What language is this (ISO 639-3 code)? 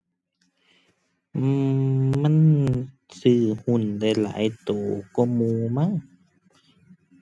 tha